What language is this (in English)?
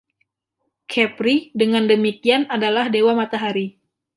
Indonesian